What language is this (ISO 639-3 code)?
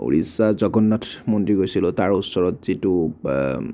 asm